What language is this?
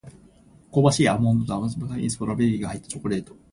Japanese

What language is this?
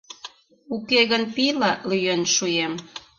Mari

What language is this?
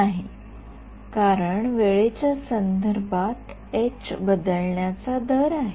Marathi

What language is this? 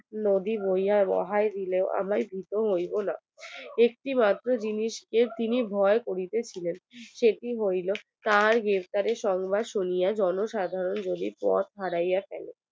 Bangla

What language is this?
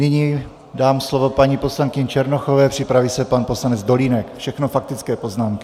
Czech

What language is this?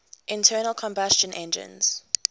English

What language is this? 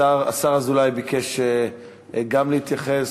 Hebrew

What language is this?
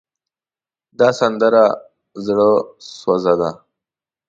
Pashto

